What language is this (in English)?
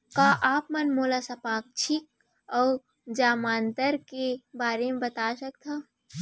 Chhattisgarhi